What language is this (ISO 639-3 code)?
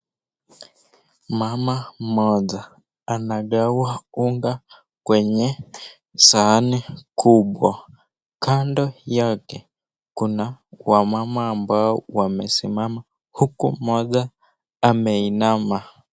swa